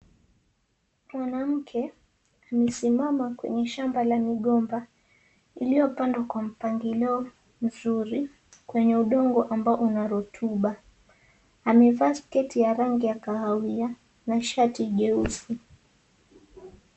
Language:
Swahili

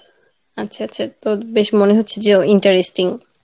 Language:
Bangla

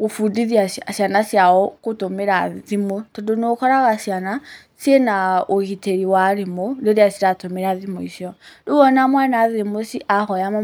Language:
Kikuyu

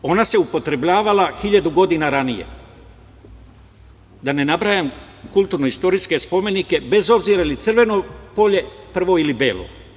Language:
Serbian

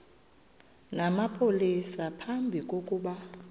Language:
Xhosa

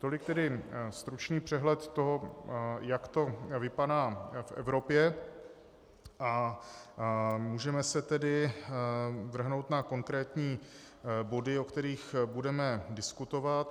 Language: Czech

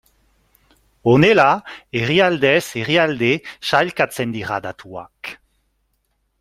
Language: Basque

